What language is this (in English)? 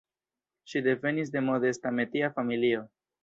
Esperanto